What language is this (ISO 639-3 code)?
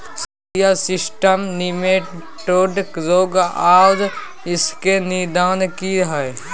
mai